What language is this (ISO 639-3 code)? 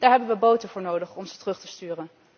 nld